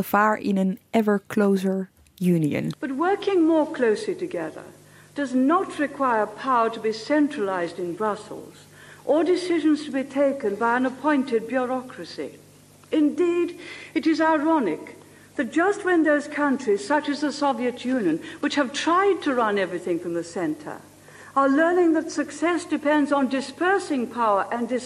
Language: Dutch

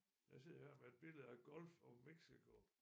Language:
Danish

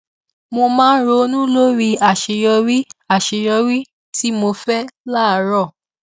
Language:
Yoruba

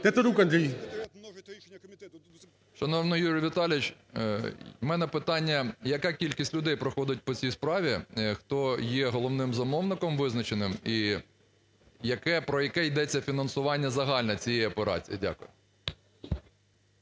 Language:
Ukrainian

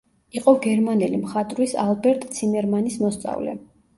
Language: Georgian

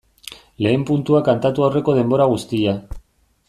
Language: Basque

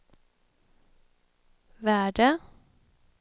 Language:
Swedish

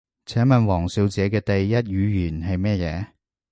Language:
Cantonese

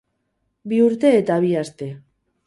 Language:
Basque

